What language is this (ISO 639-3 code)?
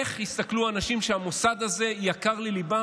heb